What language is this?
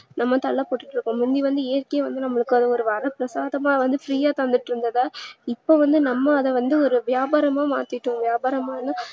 Tamil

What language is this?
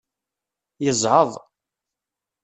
Kabyle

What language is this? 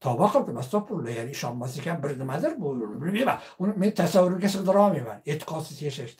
Turkish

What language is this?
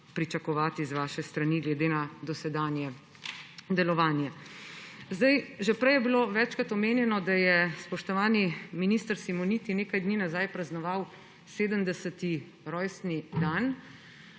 Slovenian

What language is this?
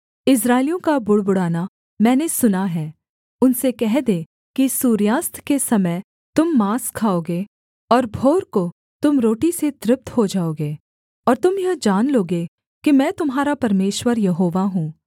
Hindi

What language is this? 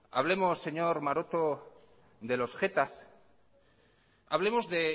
Spanish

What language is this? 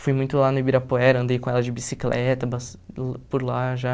Portuguese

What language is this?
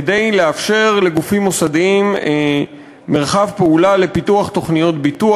Hebrew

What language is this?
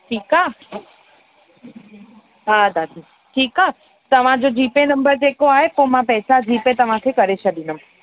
Sindhi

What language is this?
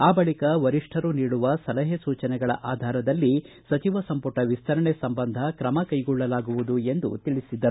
Kannada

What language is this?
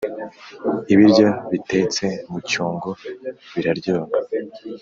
Kinyarwanda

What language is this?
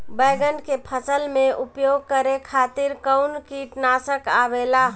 Bhojpuri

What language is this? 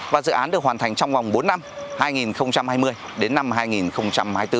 Vietnamese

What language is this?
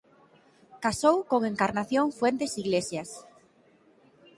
Galician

